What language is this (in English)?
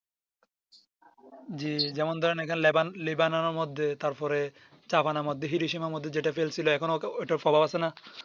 Bangla